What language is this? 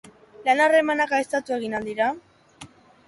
Basque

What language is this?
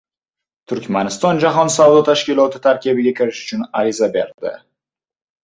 Uzbek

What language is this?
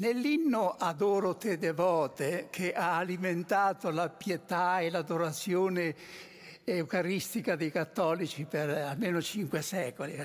Italian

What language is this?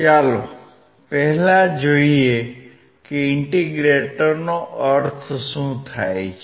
Gujarati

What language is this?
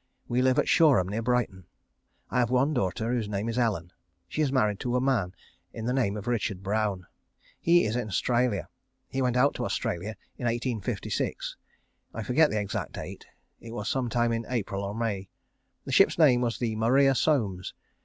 English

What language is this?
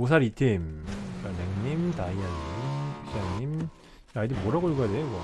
Korean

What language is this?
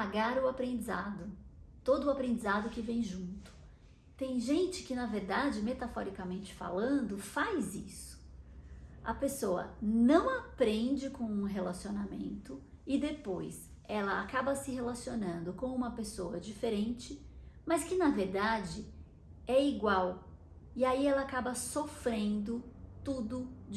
Portuguese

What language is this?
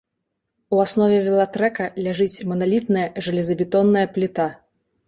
Belarusian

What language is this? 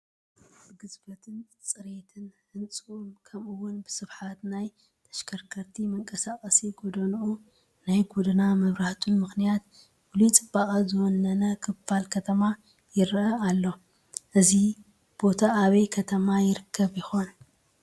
Tigrinya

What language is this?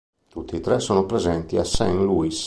Italian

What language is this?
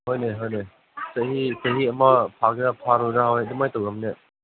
Manipuri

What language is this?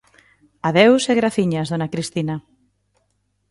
Galician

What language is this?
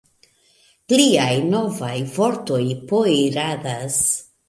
Esperanto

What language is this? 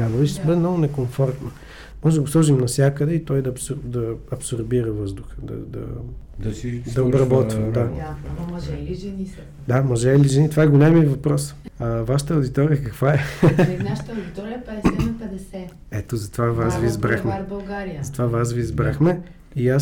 Bulgarian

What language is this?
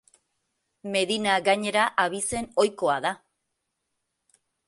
Basque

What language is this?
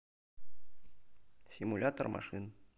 Russian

